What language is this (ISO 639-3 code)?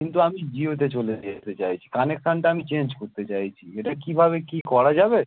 ben